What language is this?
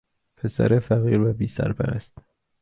Persian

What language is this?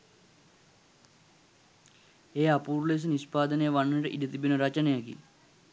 Sinhala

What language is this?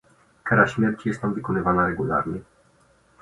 Polish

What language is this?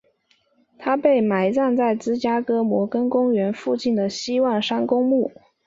Chinese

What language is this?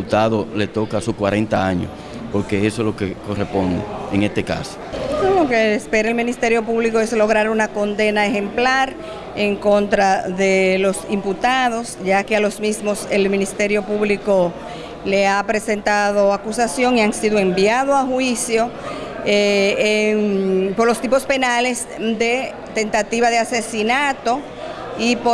Spanish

